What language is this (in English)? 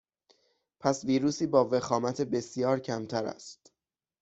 Persian